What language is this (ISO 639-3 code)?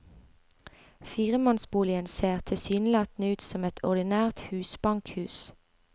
nor